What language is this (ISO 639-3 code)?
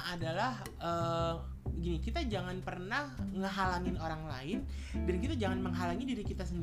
ind